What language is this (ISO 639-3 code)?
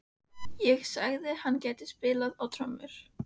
isl